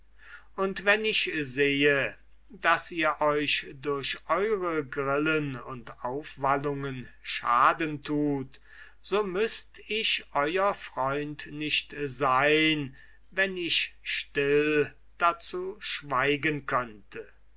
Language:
German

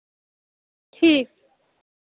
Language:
Dogri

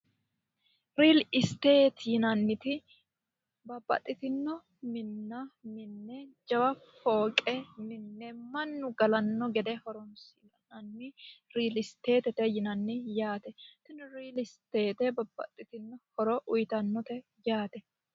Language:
Sidamo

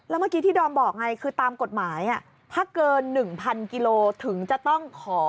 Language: Thai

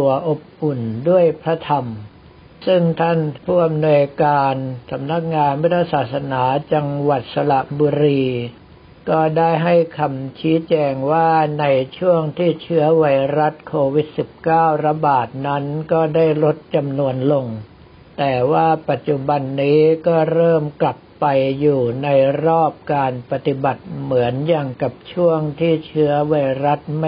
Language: Thai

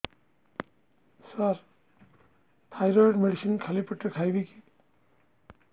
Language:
Odia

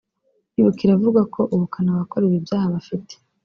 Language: Kinyarwanda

